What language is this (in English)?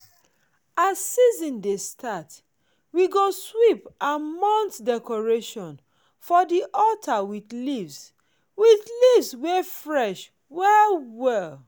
Nigerian Pidgin